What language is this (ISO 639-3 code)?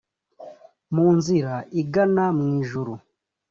kin